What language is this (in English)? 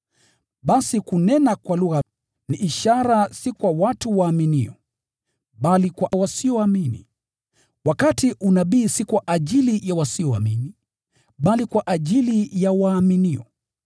Swahili